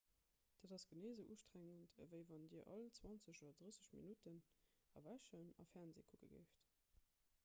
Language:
Luxembourgish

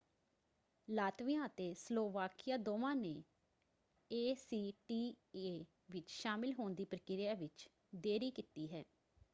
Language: Punjabi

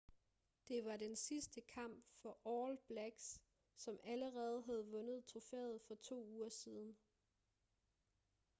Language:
Danish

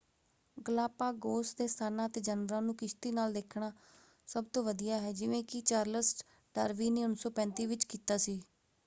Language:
Punjabi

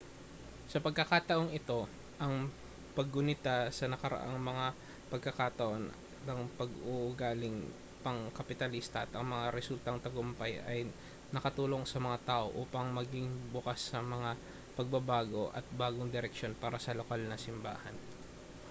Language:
Filipino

